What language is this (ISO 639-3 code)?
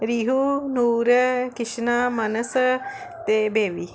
pan